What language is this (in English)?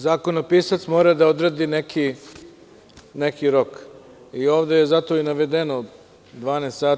Serbian